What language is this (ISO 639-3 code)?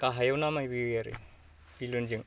brx